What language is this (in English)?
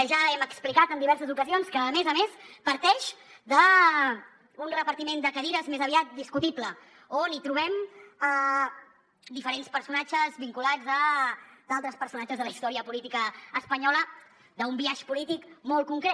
Catalan